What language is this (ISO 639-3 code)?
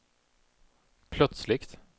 swe